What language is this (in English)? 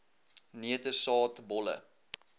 Afrikaans